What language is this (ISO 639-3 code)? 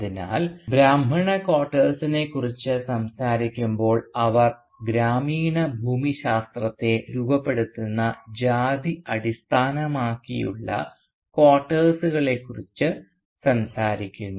mal